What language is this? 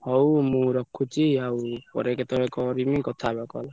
Odia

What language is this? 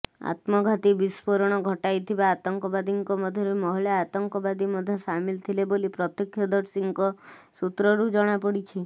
Odia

